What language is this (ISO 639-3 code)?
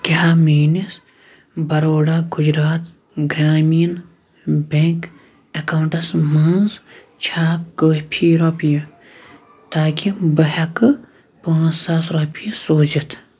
kas